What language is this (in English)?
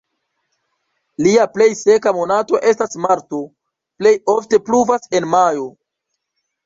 Esperanto